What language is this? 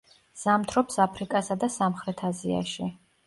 Georgian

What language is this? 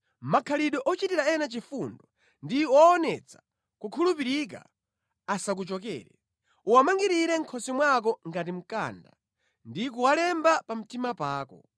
Nyanja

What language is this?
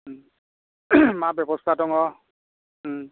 Bodo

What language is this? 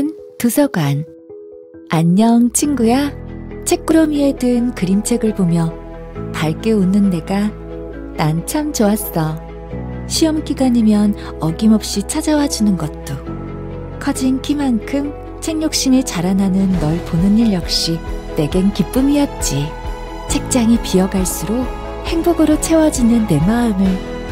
Korean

